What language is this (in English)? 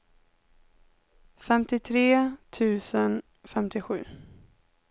Swedish